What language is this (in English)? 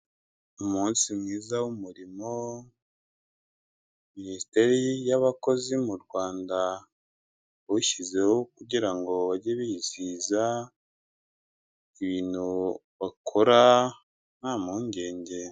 Kinyarwanda